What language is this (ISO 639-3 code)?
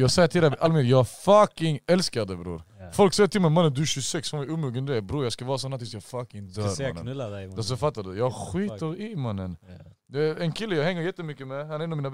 swe